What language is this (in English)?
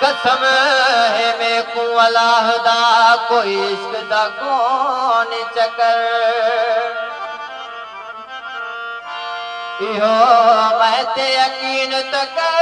Arabic